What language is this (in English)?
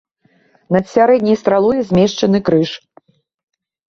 Belarusian